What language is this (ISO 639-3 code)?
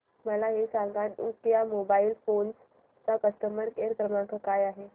mar